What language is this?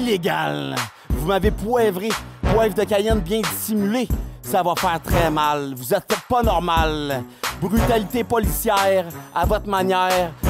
French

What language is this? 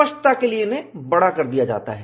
Hindi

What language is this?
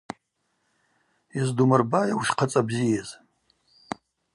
Abaza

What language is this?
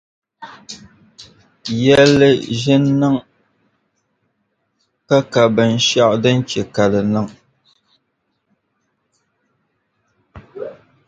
Dagbani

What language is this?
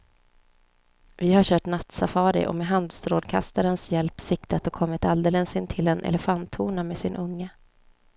Swedish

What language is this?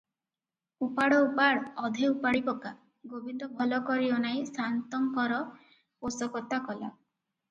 Odia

